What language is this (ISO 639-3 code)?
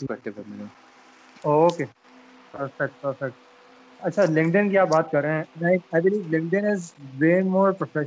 urd